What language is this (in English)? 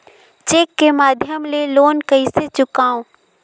Chhattisgarhi